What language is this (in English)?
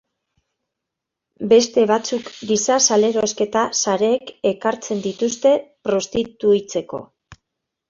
Basque